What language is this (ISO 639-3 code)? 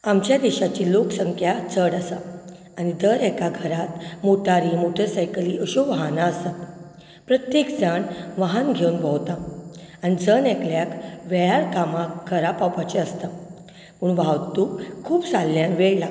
kok